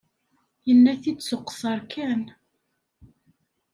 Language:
Kabyle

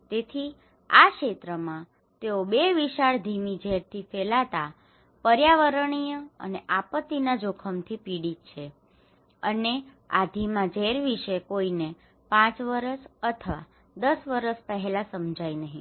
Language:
Gujarati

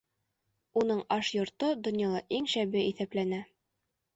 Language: Bashkir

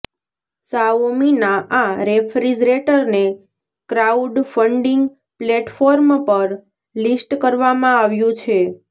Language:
Gujarati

